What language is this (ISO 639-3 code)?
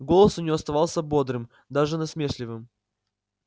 rus